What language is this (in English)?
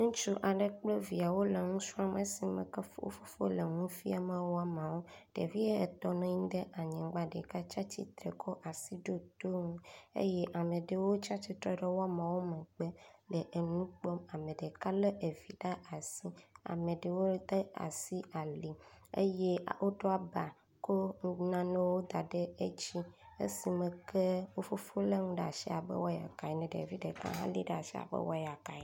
Ewe